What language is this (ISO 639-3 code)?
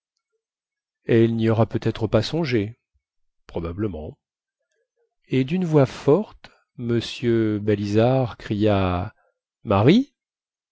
fra